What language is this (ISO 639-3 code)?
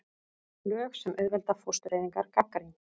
isl